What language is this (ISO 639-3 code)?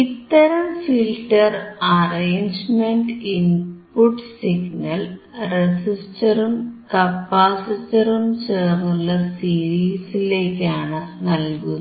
mal